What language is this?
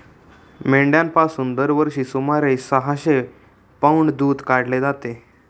Marathi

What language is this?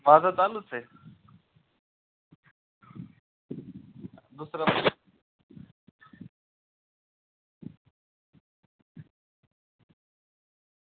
Marathi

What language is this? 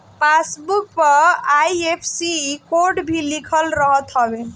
Bhojpuri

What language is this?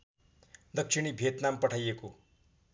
Nepali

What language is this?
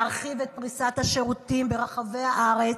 Hebrew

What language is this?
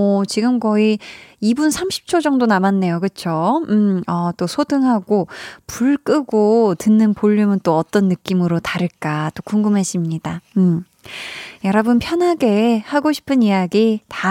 Korean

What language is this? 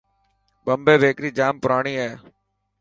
Dhatki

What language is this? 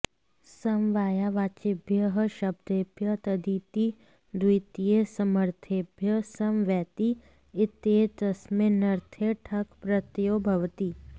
Sanskrit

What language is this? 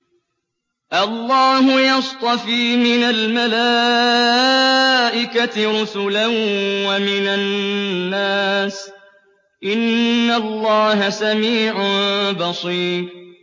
Arabic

